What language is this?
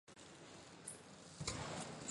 Chinese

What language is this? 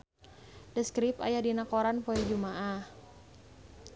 Sundanese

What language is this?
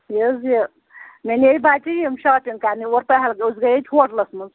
Kashmiri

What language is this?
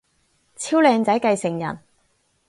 Cantonese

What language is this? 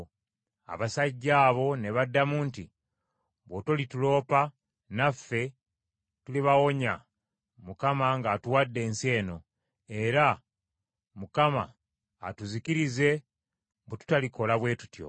Ganda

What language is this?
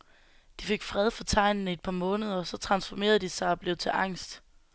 Danish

